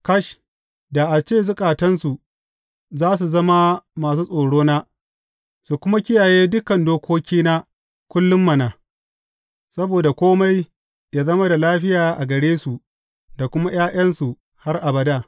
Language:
Hausa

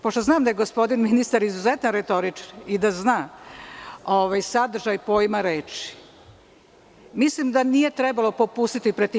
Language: Serbian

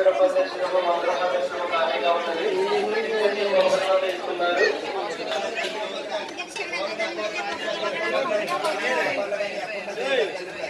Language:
English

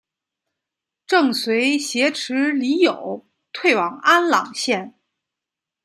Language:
Chinese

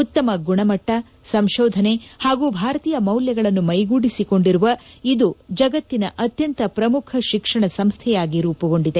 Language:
Kannada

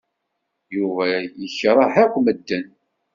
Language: Kabyle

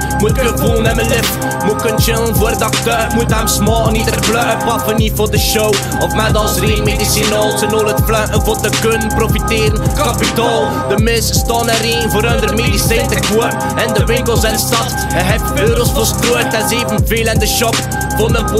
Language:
Polish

